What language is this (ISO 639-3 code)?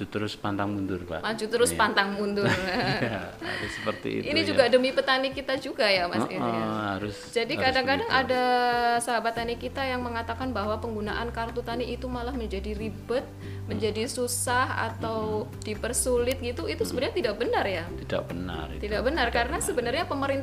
ind